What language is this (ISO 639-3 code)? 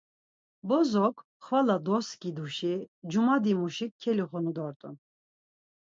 lzz